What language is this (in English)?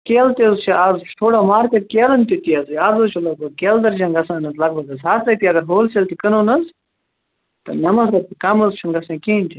Kashmiri